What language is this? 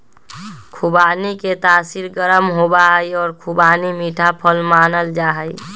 Magahi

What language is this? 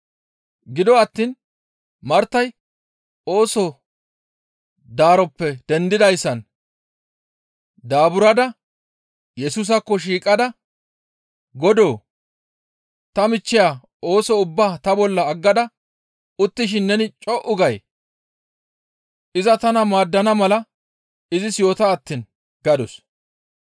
Gamo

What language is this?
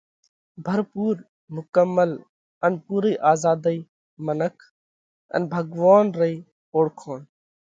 Parkari Koli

